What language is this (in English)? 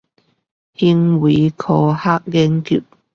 Chinese